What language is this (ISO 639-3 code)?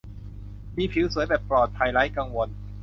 tha